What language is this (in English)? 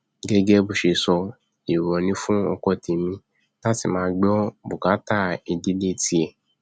Yoruba